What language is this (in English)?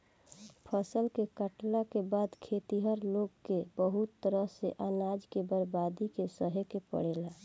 Bhojpuri